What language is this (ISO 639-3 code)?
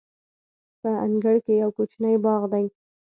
pus